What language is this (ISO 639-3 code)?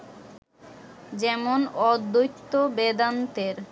ben